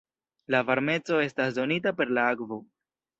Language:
Esperanto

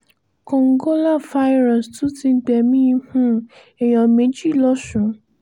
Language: Yoruba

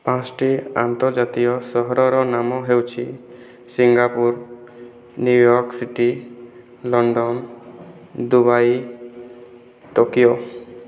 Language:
Odia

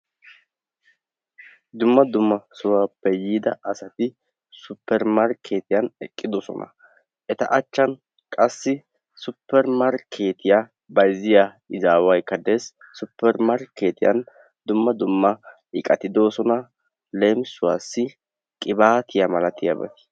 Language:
Wolaytta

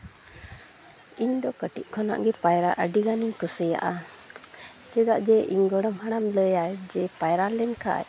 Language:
Santali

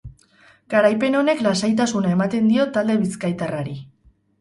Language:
Basque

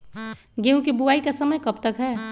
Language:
Magahi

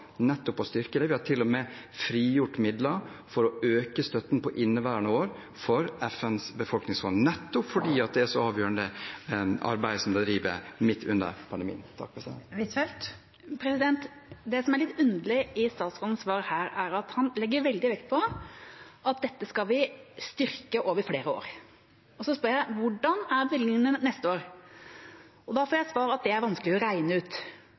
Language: Norwegian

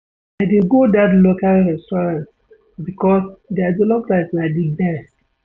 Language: Nigerian Pidgin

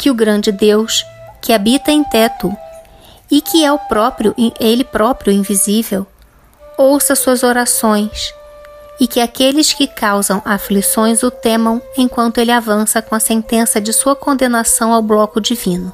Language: Portuguese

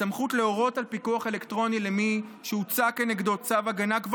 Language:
Hebrew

